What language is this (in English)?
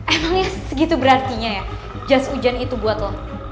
Indonesian